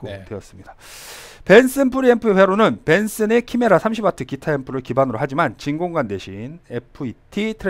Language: Korean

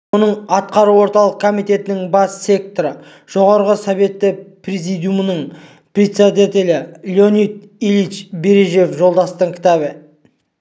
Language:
Kazakh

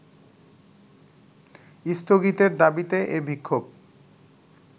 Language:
Bangla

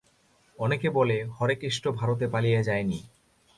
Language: Bangla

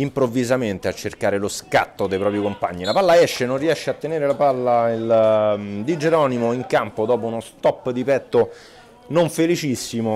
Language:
Italian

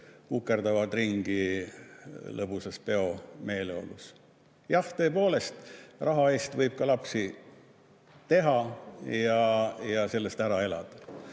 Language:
Estonian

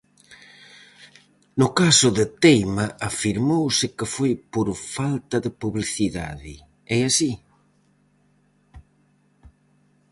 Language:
Galician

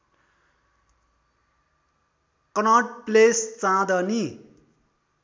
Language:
Nepali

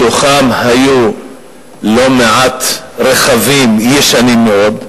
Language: Hebrew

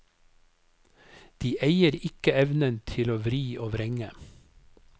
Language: Norwegian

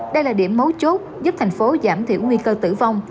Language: Vietnamese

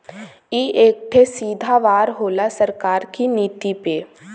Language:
Bhojpuri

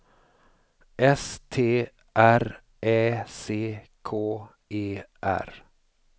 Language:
Swedish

